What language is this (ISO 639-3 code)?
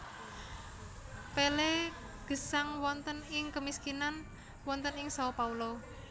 jav